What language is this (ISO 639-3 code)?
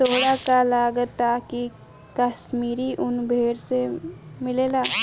bho